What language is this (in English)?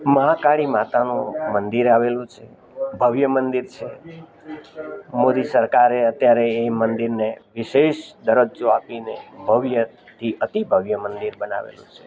Gujarati